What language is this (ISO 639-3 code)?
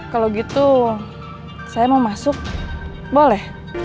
ind